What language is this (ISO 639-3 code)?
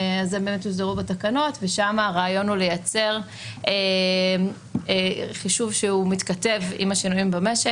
heb